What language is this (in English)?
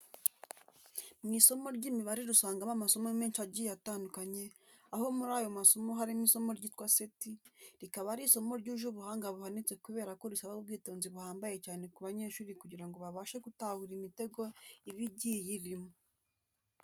Kinyarwanda